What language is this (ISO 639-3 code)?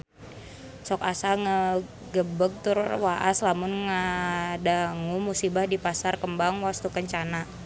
sun